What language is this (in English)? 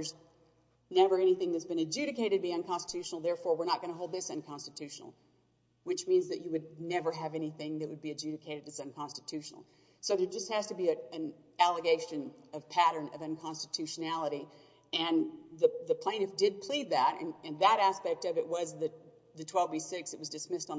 English